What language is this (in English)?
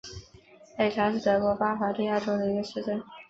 Chinese